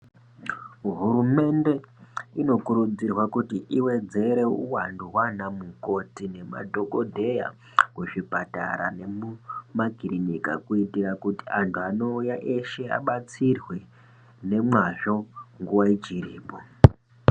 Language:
Ndau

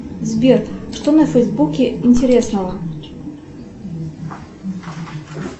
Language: Russian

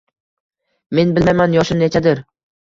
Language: Uzbek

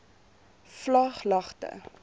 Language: Afrikaans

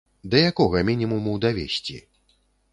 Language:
Belarusian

